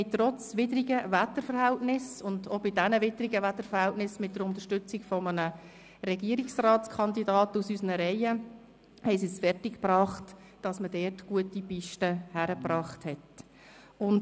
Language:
Swiss German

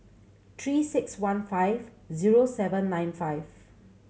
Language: English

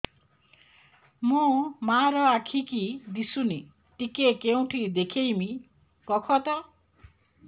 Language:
Odia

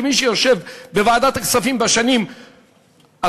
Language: Hebrew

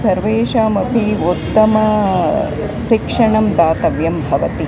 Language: Sanskrit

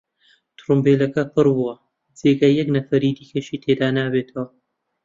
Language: Central Kurdish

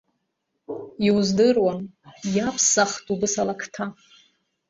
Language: Abkhazian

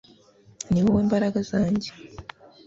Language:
Kinyarwanda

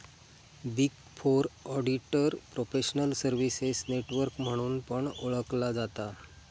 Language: Marathi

